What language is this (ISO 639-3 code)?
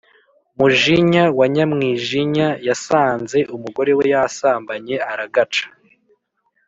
kin